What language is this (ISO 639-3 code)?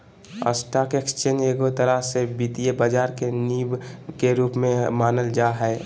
mag